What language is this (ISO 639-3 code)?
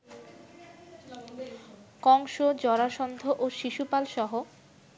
ben